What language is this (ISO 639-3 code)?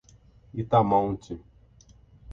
por